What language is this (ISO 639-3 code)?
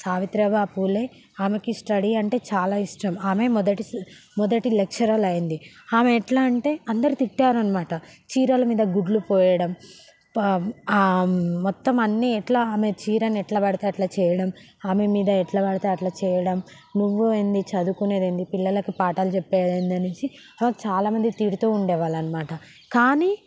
tel